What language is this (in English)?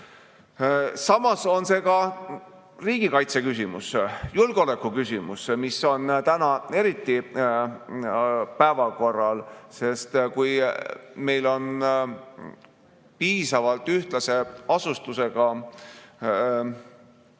Estonian